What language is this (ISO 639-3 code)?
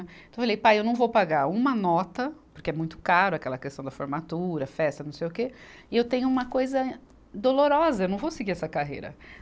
por